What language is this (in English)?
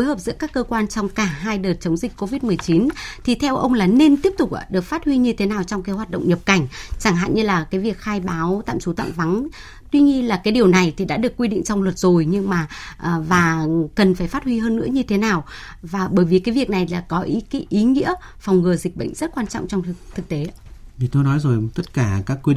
Vietnamese